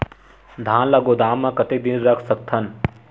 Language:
Chhattisgarhi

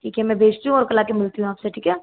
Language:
Hindi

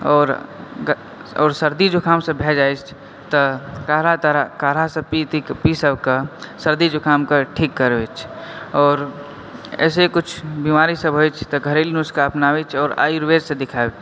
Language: Maithili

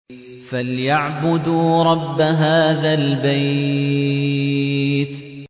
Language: Arabic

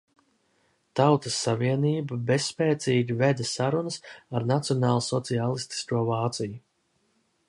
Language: Latvian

